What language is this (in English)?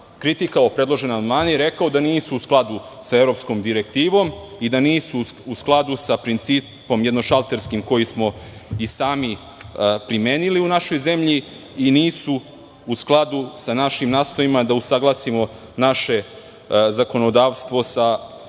Serbian